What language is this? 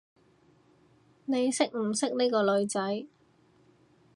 Cantonese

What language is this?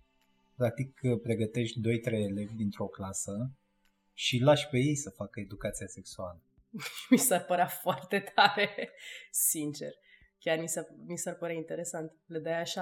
Romanian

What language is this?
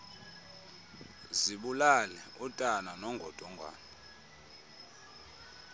Xhosa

